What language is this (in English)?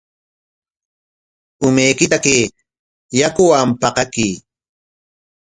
Corongo Ancash Quechua